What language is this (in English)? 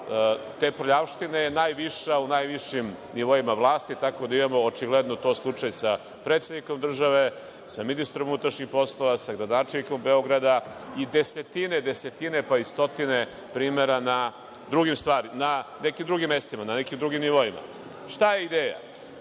Serbian